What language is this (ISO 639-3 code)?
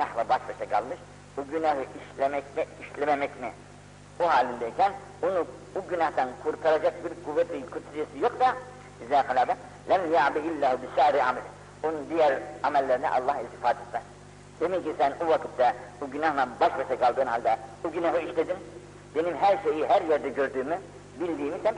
tur